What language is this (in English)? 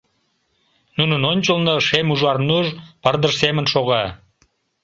Mari